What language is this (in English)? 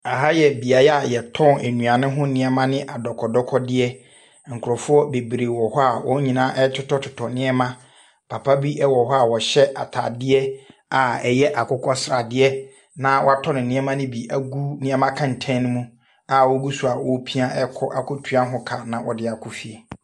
Akan